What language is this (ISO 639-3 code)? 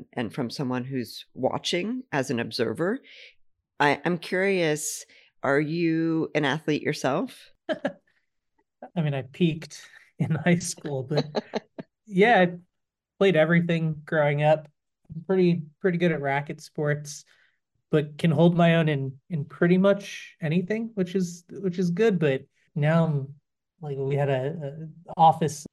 eng